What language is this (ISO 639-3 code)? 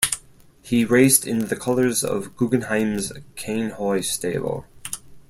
eng